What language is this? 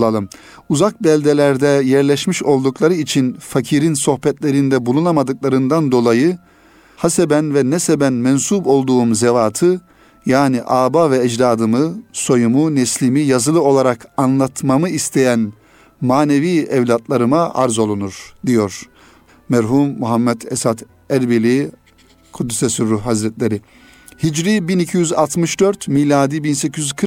Turkish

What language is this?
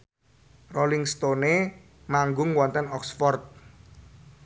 Javanese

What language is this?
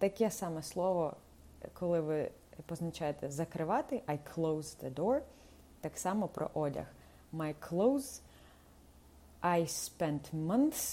Ukrainian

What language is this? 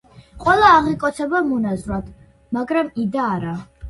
Georgian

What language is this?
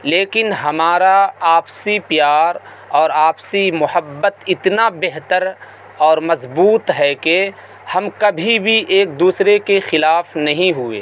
Urdu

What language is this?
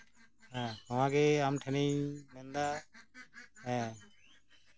Santali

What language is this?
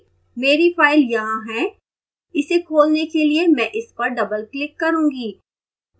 Hindi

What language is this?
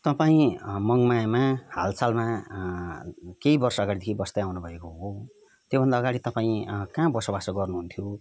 Nepali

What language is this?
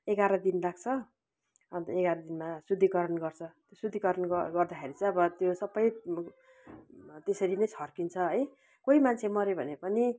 Nepali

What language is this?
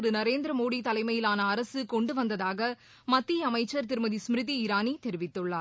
Tamil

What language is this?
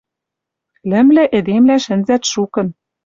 Western Mari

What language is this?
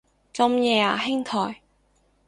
Cantonese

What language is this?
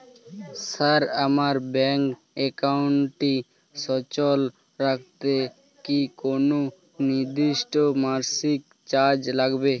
Bangla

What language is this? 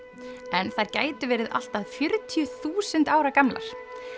Icelandic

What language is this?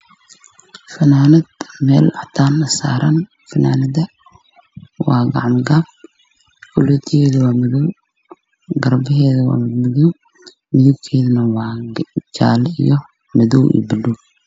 Somali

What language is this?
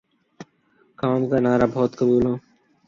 Urdu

